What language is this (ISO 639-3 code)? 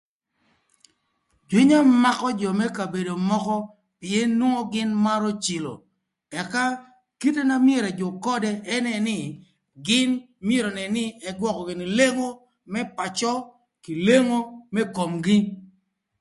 lth